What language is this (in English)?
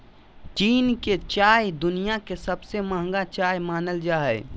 Magahi